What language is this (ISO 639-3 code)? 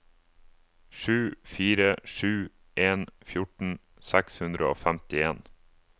nor